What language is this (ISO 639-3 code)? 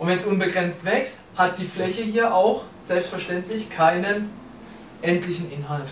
deu